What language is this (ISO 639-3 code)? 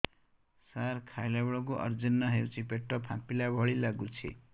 ori